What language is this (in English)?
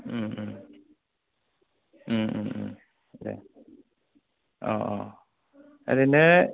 Bodo